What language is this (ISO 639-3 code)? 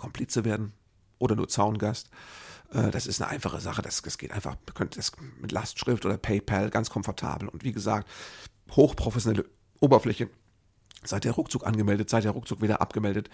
deu